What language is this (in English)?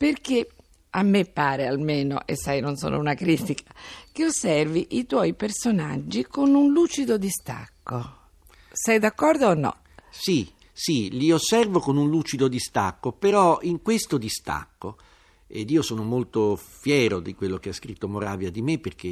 Italian